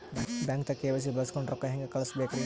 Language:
Kannada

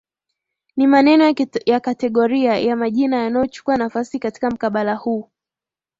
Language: Swahili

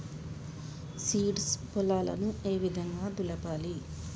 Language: Telugu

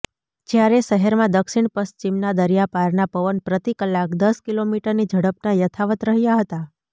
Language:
Gujarati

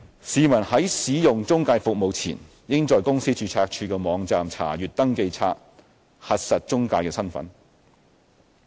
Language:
Cantonese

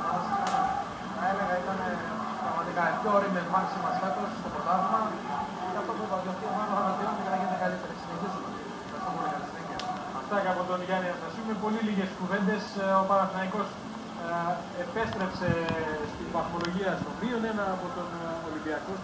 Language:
Greek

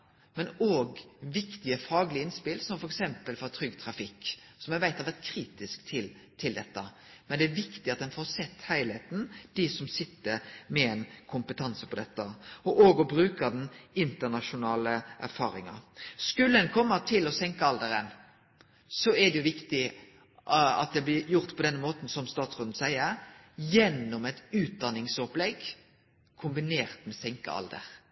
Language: Norwegian Nynorsk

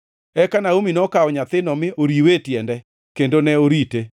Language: Luo (Kenya and Tanzania)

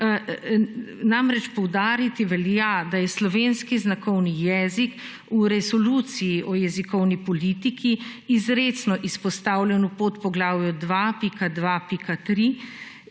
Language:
Slovenian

